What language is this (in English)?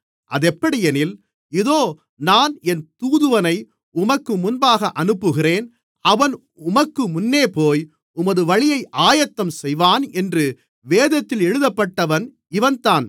Tamil